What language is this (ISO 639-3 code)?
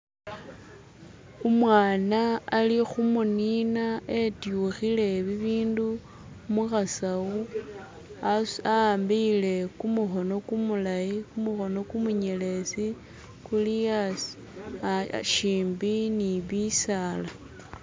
myx